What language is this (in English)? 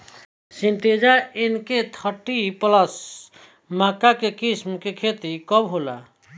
Bhojpuri